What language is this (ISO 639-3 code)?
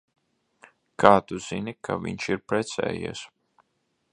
lav